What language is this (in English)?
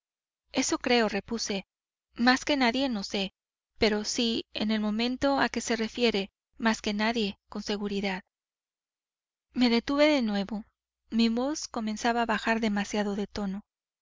Spanish